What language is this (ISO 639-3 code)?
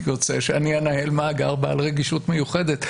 heb